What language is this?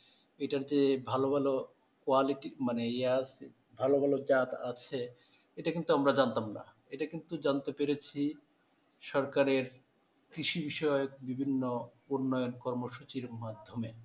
Bangla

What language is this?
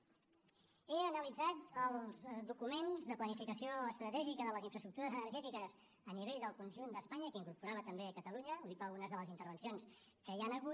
Catalan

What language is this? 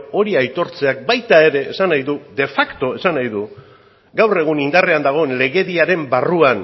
Basque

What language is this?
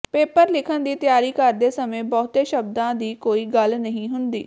Punjabi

